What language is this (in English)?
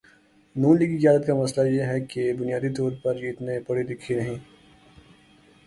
Urdu